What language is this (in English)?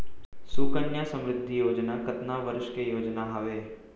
Chhattisgarhi